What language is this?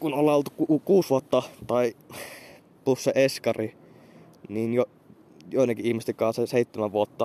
Finnish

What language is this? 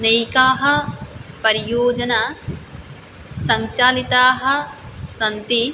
Sanskrit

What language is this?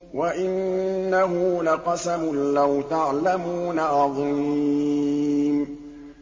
Arabic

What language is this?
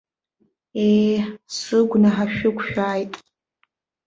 Abkhazian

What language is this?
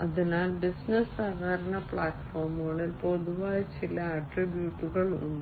Malayalam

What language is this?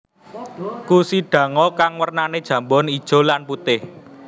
Javanese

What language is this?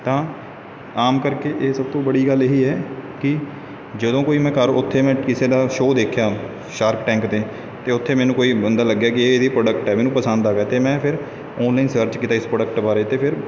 Punjabi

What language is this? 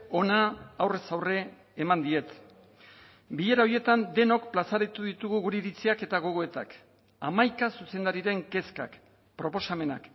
Basque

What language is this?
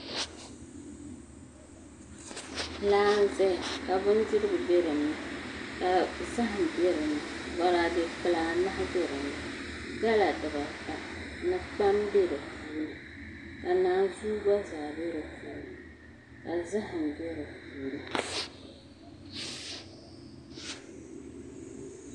Dagbani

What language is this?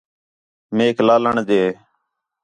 Khetrani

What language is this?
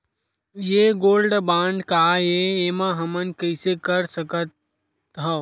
Chhattisgarhi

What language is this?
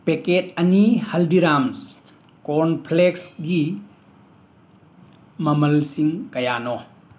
Manipuri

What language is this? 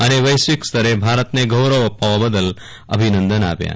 Gujarati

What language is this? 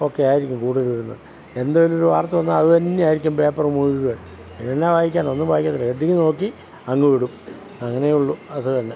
Malayalam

